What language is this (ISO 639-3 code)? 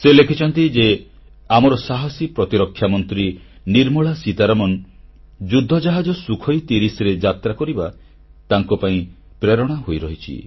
ori